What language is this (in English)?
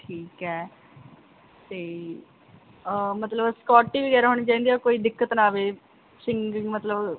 Punjabi